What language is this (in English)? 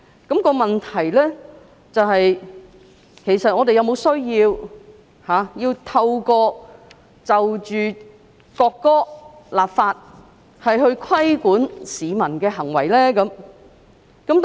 Cantonese